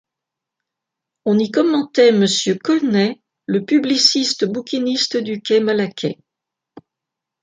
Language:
French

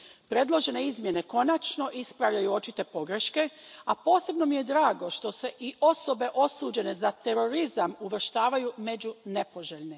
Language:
Croatian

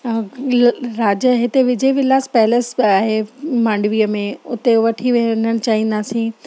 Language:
Sindhi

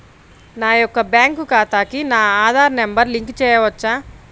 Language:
Telugu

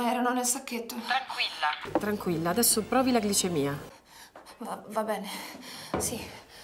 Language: Italian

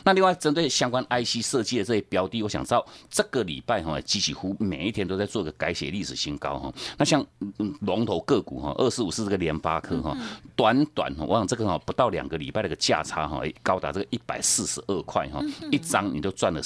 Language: Chinese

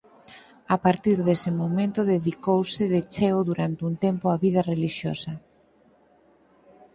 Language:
Galician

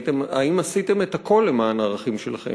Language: Hebrew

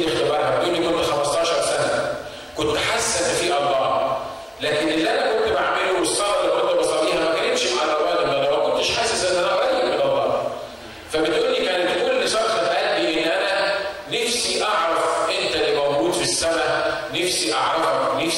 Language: Arabic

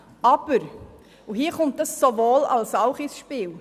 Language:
Swiss German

